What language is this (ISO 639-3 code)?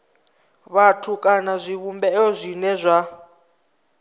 ven